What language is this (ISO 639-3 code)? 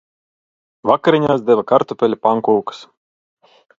lav